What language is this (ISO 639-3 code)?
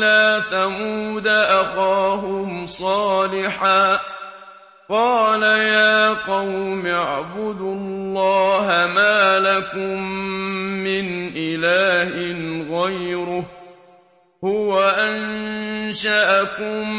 ara